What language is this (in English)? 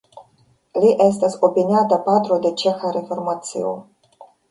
Esperanto